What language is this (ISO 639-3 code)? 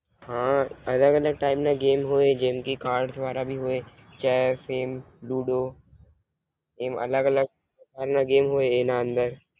guj